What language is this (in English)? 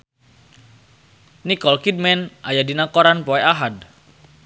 Sundanese